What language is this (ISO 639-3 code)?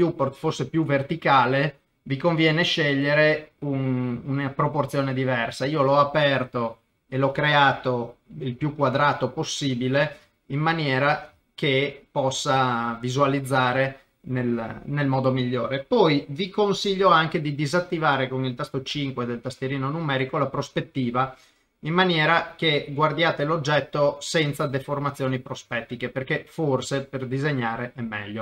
ita